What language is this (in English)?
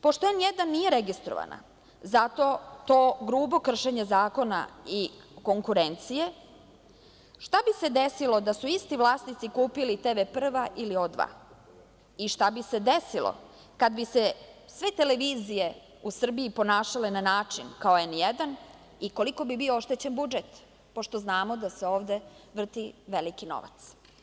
Serbian